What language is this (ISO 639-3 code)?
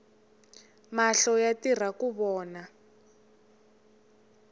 tso